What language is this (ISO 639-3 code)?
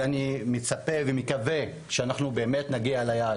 heb